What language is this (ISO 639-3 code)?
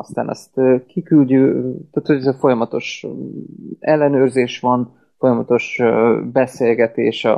hun